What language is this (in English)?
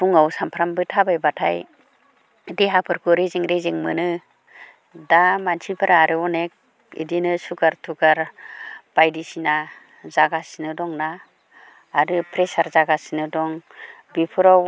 Bodo